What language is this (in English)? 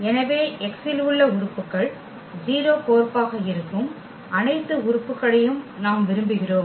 Tamil